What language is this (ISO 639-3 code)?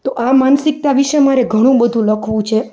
guj